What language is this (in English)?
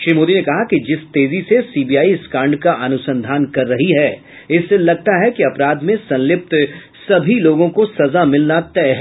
Hindi